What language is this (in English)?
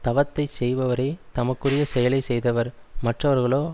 Tamil